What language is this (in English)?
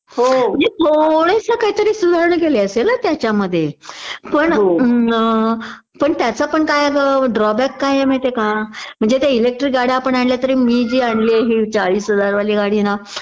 Marathi